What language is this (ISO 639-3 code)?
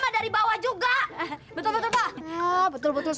ind